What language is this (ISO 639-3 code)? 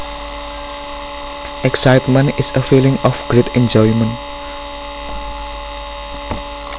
jav